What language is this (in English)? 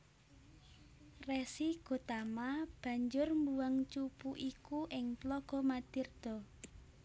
Javanese